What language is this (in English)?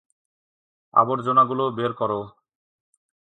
Bangla